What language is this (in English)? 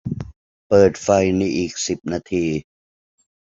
Thai